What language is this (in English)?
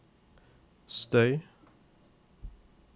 Norwegian